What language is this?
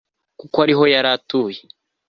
Kinyarwanda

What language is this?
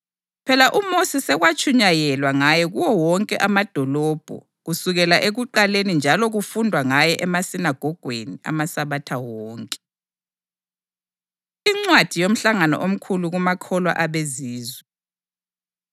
North Ndebele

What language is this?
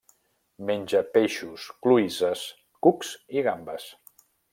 Catalan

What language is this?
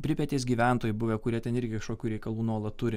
Lithuanian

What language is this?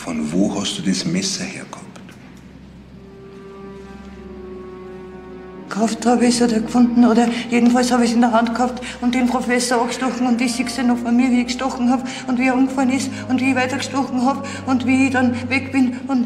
German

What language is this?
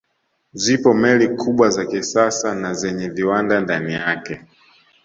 Swahili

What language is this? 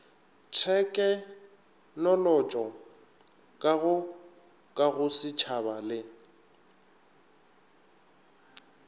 Northern Sotho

